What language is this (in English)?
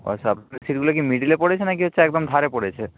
Bangla